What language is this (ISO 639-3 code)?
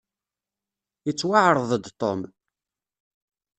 kab